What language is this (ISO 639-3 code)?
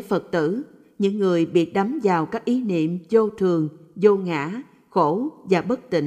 vie